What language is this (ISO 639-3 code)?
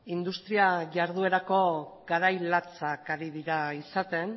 eus